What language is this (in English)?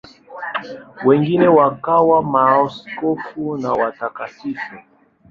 Swahili